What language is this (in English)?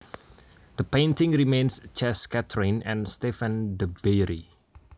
Javanese